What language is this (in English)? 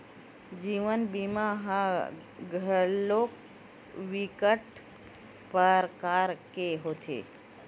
Chhattisgarhi